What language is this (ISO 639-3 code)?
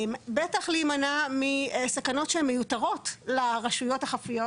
heb